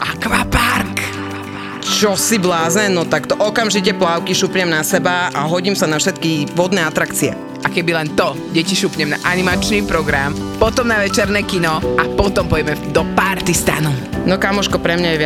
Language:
Slovak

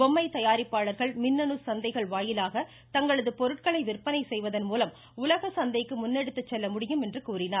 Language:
Tamil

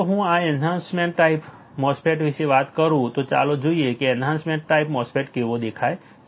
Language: Gujarati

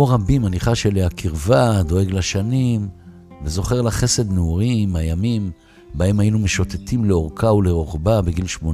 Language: Hebrew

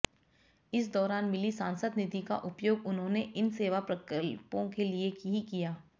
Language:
Hindi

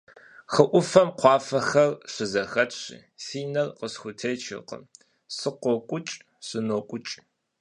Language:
Kabardian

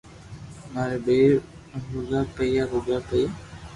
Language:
Loarki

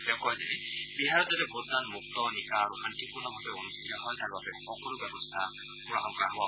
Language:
Assamese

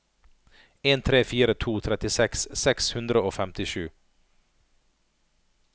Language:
Norwegian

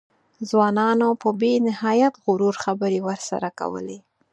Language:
Pashto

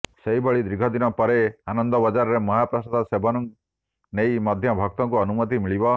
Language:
Odia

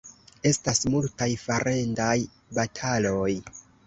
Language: Esperanto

